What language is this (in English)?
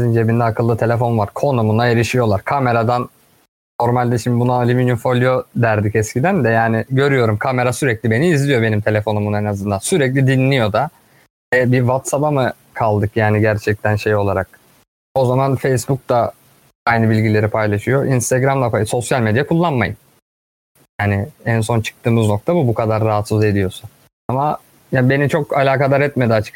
Turkish